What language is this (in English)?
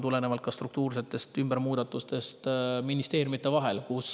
Estonian